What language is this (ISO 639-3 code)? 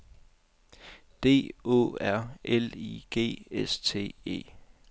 dan